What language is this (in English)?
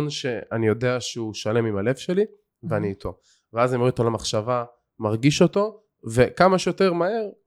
Hebrew